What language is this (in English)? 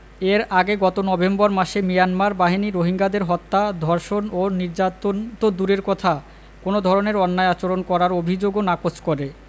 Bangla